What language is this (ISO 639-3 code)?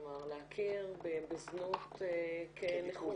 heb